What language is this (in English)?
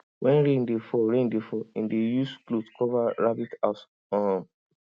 Nigerian Pidgin